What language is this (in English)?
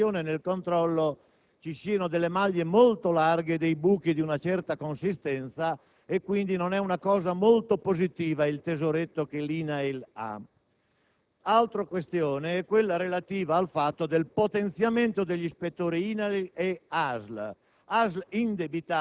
Italian